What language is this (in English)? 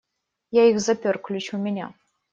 Russian